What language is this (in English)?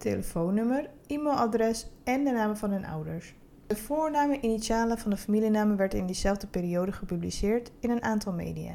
Dutch